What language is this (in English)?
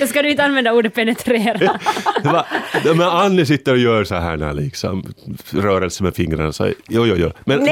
Swedish